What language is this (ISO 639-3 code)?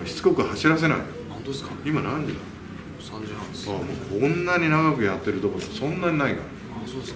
jpn